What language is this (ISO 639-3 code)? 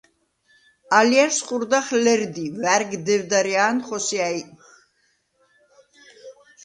sva